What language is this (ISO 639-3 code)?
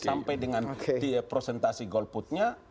ind